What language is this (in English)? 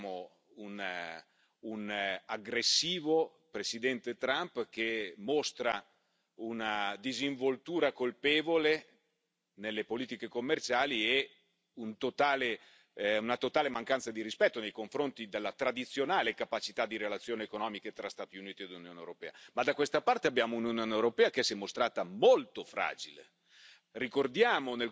Italian